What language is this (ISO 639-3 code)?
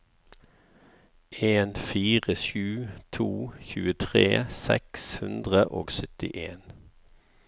nor